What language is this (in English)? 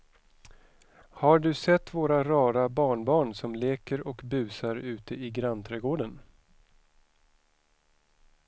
Swedish